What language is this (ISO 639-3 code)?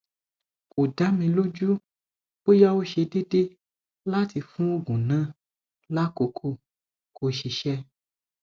yor